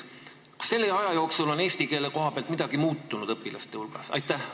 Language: Estonian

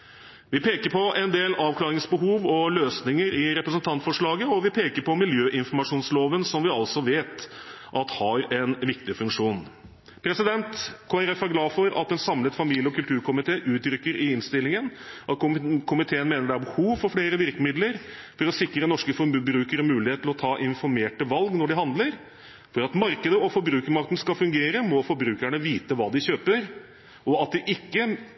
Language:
Norwegian Bokmål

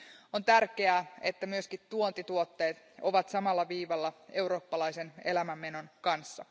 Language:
Finnish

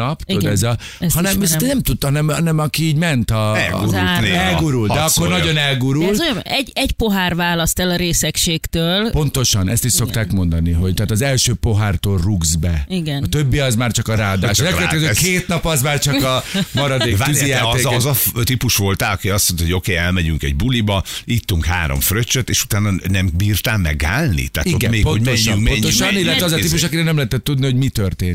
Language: Hungarian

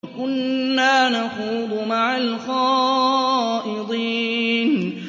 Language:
Arabic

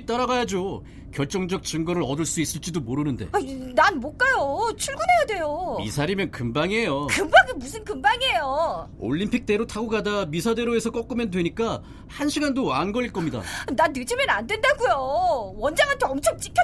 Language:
Korean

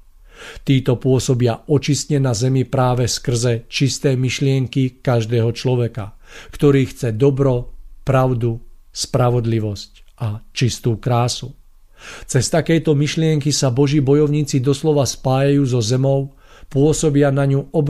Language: Slovak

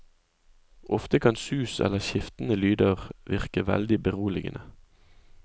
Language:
Norwegian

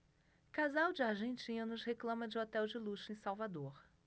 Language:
Portuguese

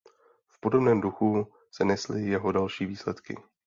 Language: Czech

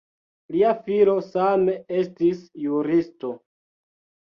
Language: Esperanto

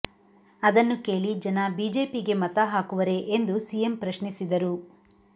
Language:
Kannada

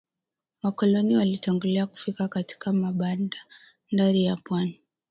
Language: Swahili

